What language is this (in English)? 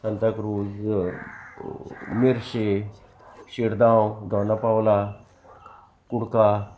Konkani